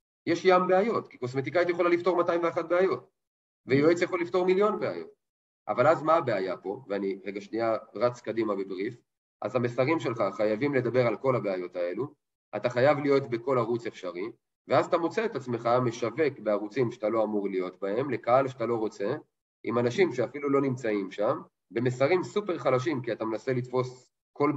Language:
Hebrew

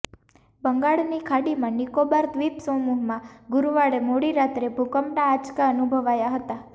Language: Gujarati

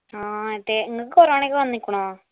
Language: Malayalam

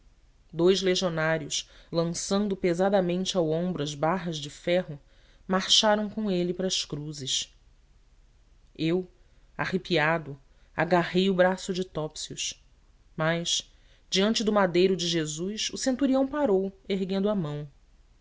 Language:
Portuguese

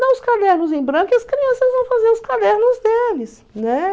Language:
Portuguese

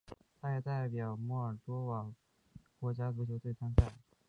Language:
Chinese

